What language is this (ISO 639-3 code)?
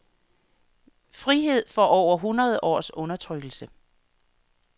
dan